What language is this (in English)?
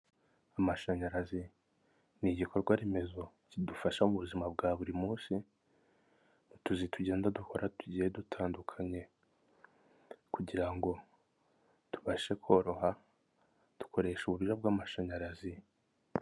Kinyarwanda